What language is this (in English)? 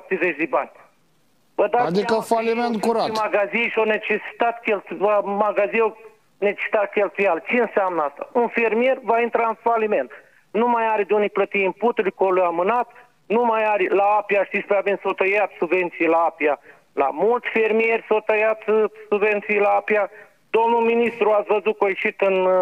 Romanian